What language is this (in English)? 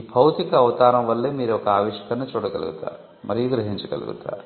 Telugu